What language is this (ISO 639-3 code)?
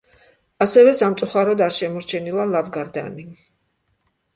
kat